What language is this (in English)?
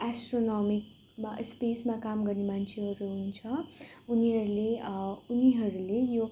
Nepali